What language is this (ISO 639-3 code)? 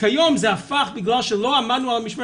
heb